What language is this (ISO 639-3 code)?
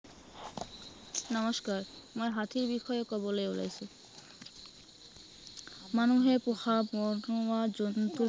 asm